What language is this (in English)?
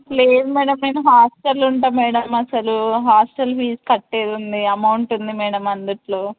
Telugu